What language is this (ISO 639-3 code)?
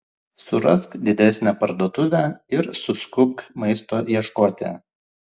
lit